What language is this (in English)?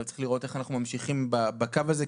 Hebrew